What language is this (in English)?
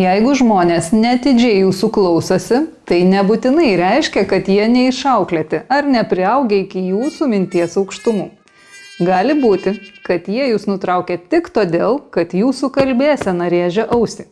Lithuanian